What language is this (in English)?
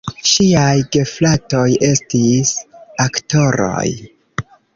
Esperanto